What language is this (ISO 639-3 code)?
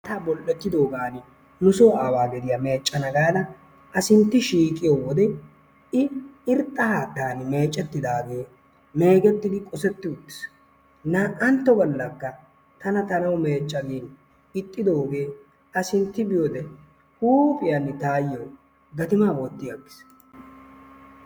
wal